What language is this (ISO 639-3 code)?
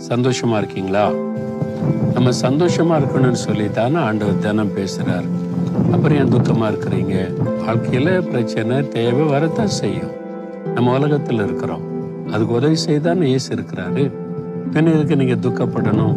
tam